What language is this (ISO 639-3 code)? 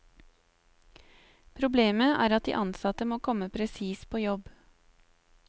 nor